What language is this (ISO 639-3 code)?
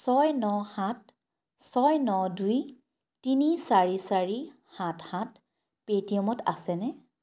asm